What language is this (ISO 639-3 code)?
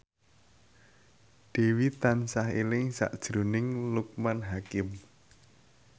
jav